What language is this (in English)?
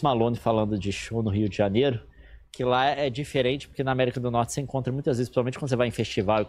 Portuguese